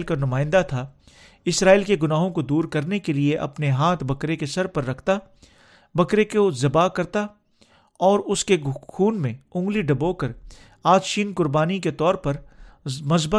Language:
Urdu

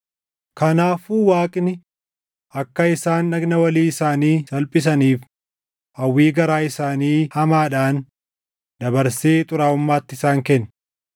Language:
Oromo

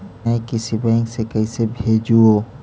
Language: Magahi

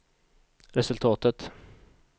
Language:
Swedish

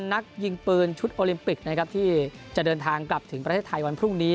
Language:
Thai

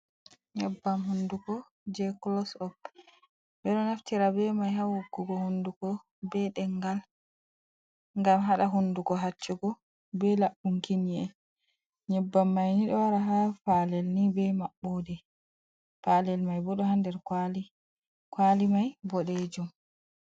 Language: Fula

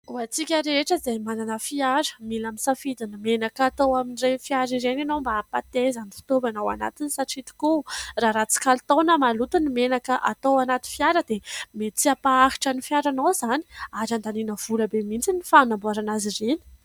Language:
Malagasy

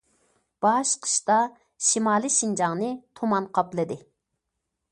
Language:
Uyghur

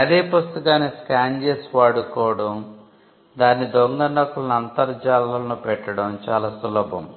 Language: Telugu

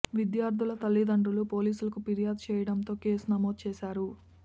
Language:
Telugu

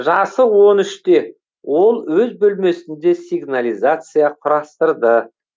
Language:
Kazakh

